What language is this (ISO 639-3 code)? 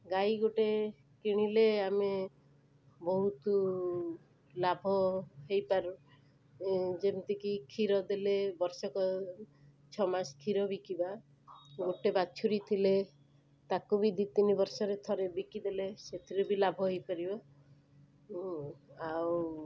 ori